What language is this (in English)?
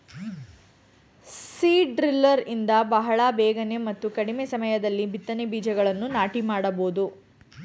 Kannada